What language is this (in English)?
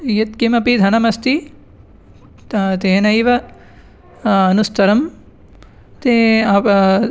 Sanskrit